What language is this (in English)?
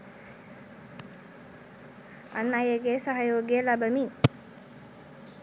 Sinhala